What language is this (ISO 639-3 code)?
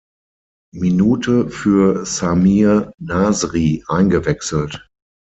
deu